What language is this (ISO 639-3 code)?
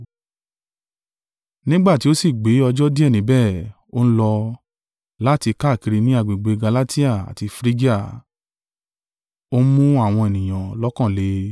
yor